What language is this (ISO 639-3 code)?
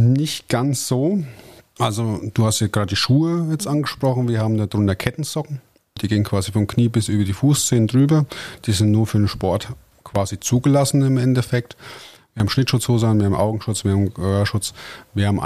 deu